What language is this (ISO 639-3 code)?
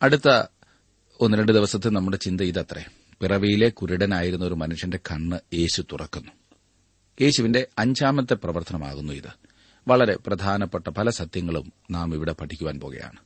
mal